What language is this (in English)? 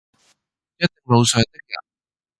Cantonese